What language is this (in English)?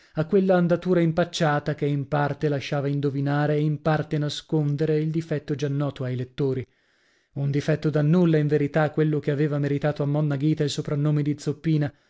Italian